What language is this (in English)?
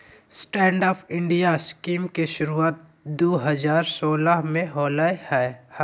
Magahi